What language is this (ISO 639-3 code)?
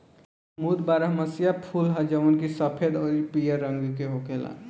bho